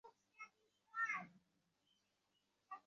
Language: Bangla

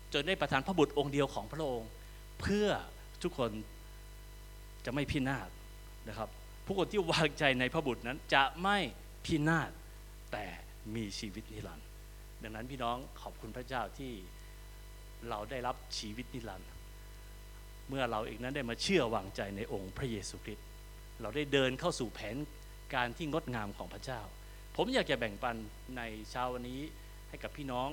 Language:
Thai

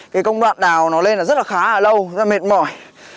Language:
Vietnamese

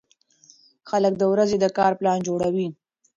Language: Pashto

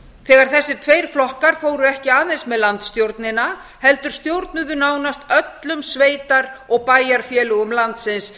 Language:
Icelandic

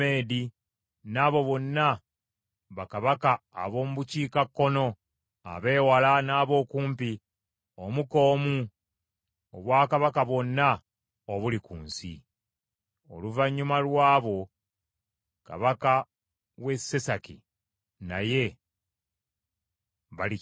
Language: Ganda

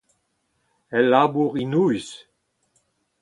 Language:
Breton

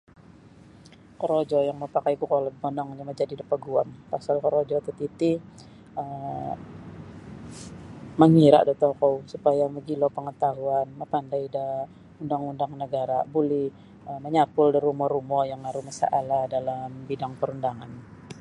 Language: Sabah Bisaya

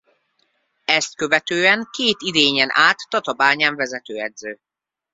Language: Hungarian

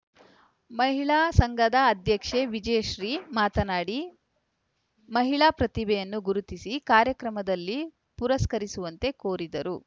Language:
Kannada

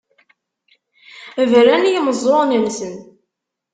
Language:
Kabyle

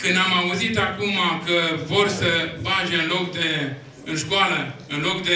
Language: Romanian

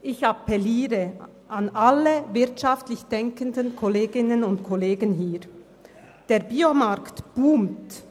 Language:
Swiss German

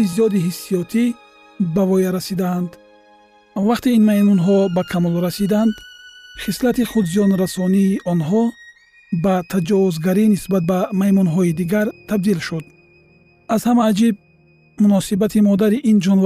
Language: Persian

